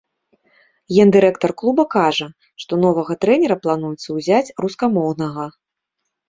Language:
Belarusian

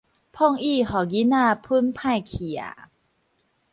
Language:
Min Nan Chinese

